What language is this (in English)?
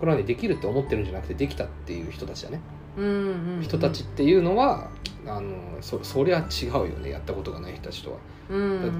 Japanese